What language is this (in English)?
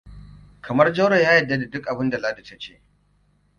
Hausa